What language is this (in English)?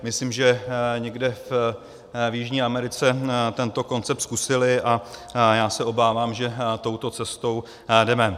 Czech